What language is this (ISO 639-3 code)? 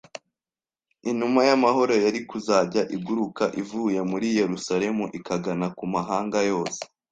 kin